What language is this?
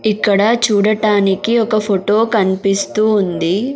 Telugu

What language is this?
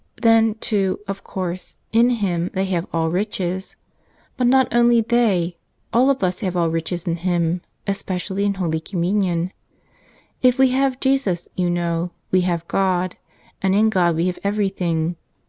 English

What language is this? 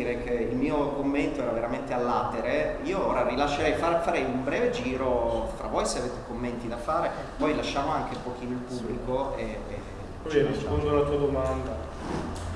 Italian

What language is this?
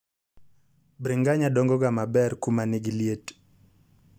Luo (Kenya and Tanzania)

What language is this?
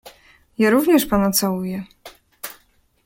Polish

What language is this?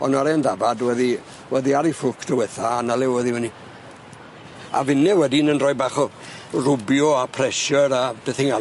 Welsh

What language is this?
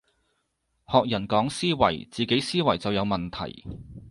Cantonese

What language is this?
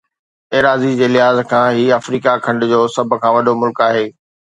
Sindhi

